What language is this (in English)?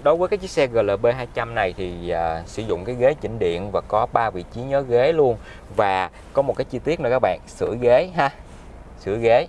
Vietnamese